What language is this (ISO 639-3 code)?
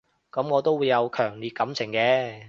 yue